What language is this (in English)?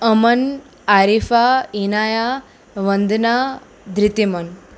Gujarati